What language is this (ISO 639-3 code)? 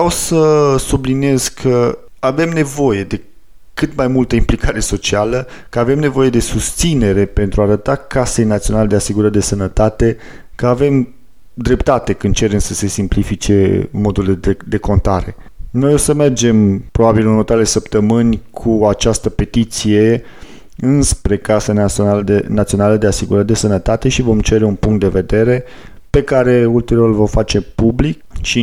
ron